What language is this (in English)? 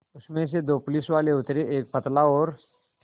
Hindi